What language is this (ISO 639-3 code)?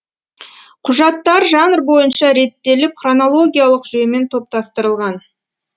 kaz